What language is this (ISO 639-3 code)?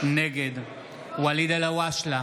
heb